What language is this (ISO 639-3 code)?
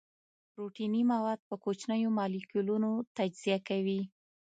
pus